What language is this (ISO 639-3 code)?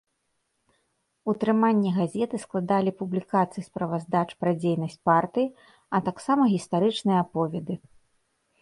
bel